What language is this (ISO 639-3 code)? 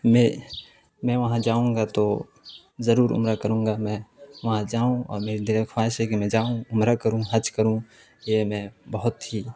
urd